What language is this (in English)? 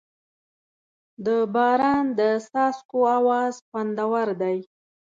Pashto